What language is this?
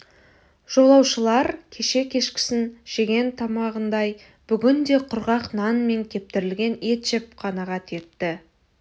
Kazakh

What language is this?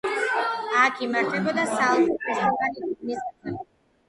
Georgian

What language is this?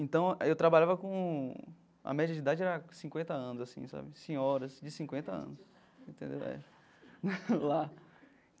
Portuguese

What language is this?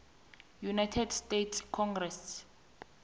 South Ndebele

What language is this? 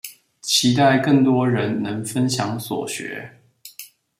Chinese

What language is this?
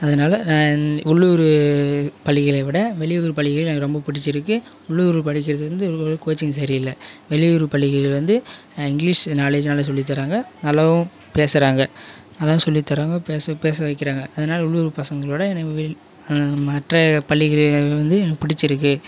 Tamil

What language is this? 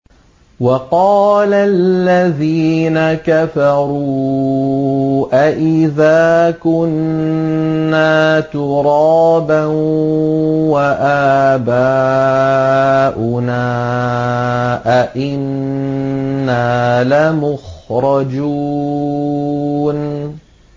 Arabic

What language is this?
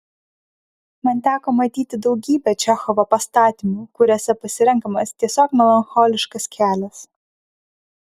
Lithuanian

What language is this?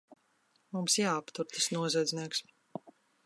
Latvian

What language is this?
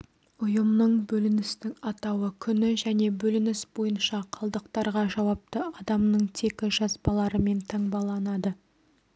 Kazakh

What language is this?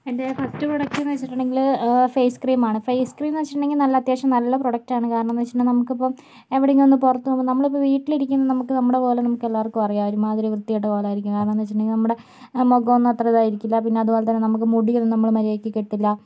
Malayalam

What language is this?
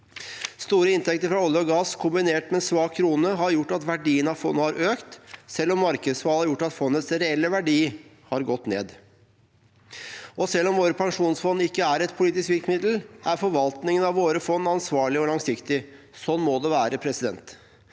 Norwegian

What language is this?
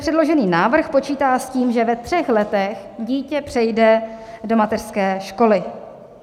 Czech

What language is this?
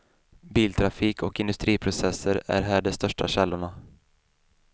Swedish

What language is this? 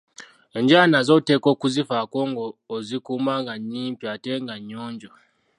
Ganda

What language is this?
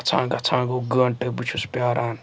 Kashmiri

